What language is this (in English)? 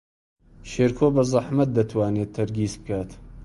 Central Kurdish